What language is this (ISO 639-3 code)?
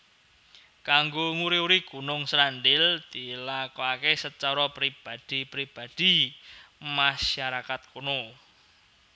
jav